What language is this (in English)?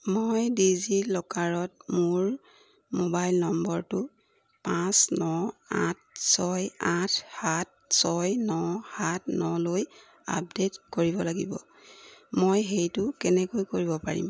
Assamese